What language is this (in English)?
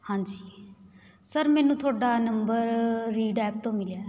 Punjabi